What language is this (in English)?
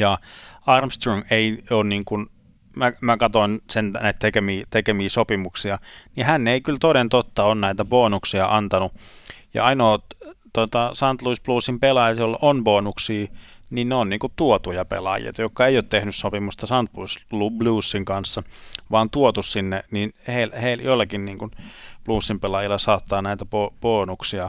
Finnish